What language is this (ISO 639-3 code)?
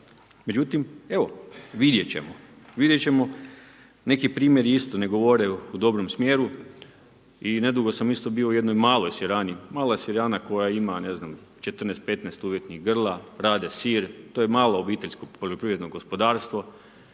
hrv